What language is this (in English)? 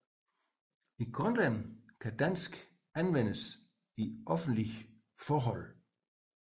Danish